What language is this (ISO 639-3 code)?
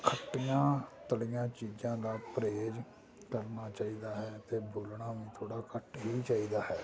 pan